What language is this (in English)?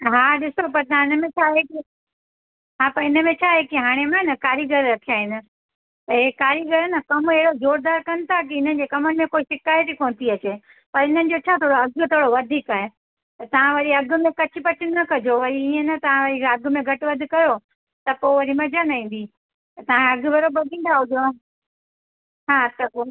Sindhi